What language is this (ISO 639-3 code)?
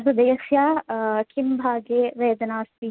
san